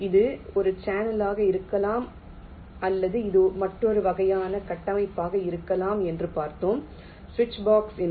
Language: Tamil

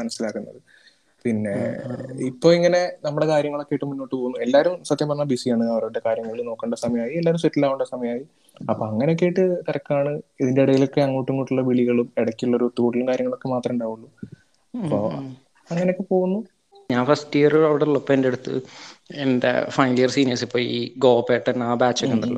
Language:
Malayalam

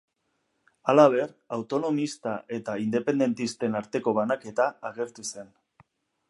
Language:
Basque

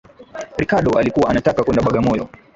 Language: Swahili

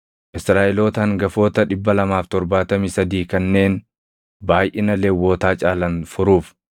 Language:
Oromo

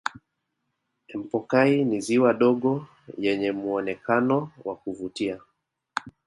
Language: Swahili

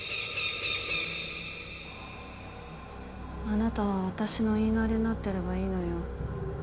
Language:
Japanese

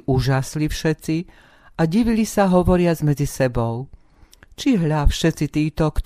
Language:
Slovak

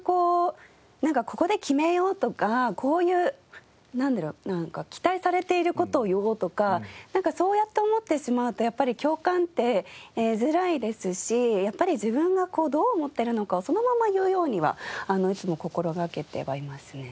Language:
Japanese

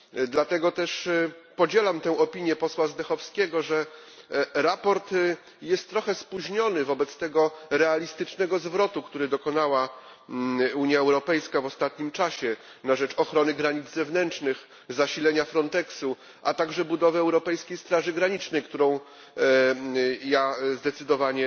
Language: Polish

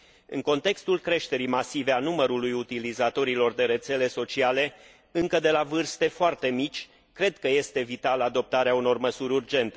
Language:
Romanian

